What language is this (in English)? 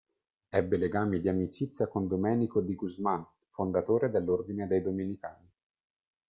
Italian